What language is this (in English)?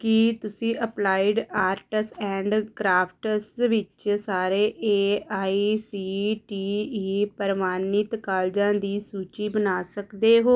Punjabi